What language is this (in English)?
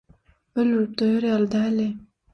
Turkmen